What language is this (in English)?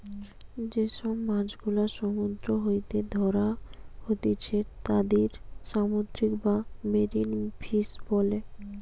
Bangla